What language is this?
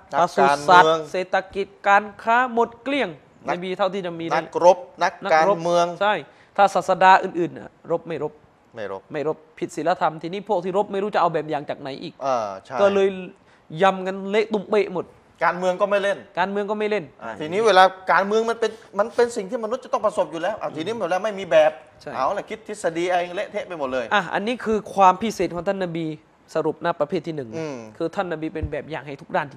Thai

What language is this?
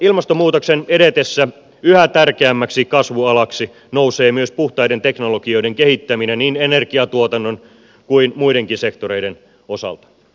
Finnish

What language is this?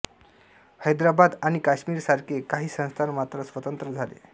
Marathi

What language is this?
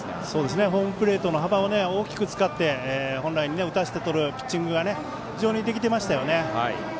Japanese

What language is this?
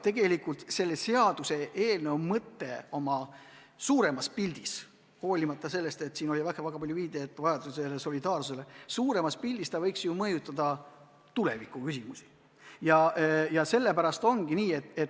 Estonian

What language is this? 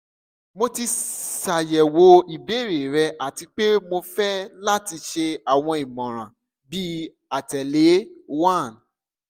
Yoruba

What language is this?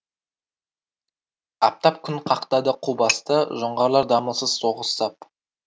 Kazakh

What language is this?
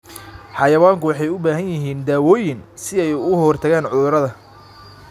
Somali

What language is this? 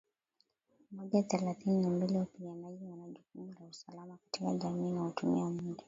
Swahili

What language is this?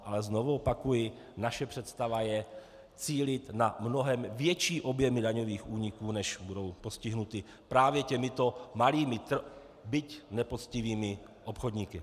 Czech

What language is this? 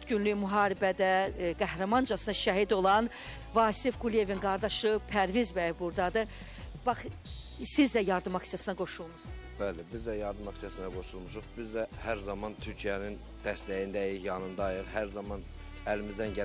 Turkish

